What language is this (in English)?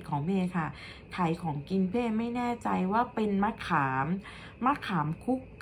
Thai